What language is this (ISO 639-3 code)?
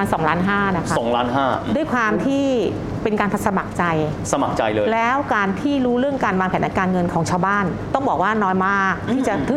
tha